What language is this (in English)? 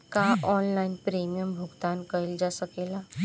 Bhojpuri